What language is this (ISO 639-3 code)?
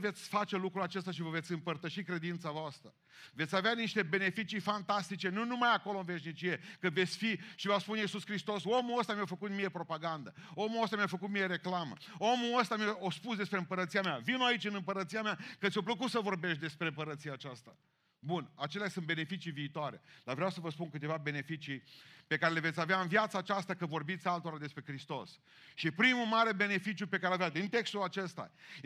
ron